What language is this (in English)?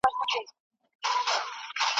Pashto